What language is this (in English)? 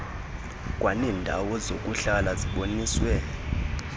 Xhosa